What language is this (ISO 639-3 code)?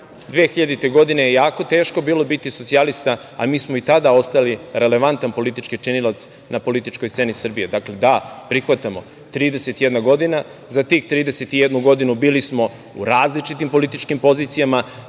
srp